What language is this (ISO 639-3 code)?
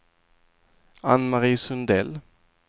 swe